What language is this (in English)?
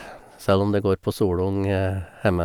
Norwegian